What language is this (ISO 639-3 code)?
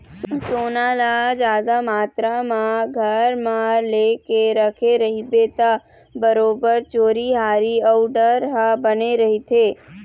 hne